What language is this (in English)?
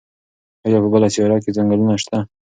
Pashto